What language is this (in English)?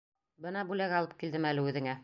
Bashkir